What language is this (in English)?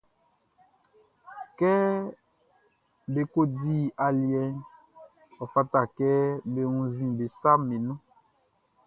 Baoulé